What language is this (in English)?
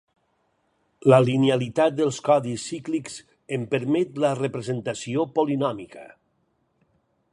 Catalan